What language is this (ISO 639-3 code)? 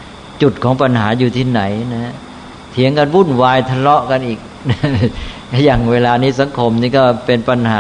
tha